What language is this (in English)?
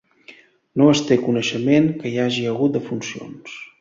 Catalan